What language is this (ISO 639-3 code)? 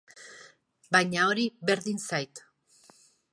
eus